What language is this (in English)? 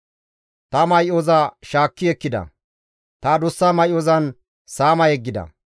Gamo